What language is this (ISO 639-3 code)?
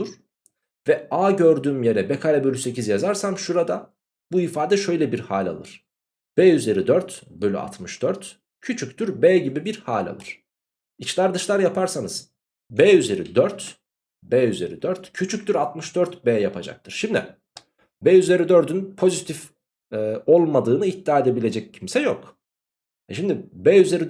tur